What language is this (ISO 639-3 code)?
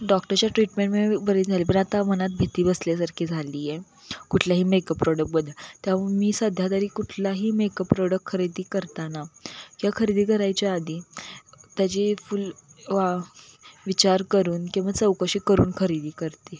mar